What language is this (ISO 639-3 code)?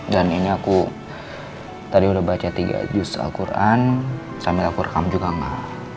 ind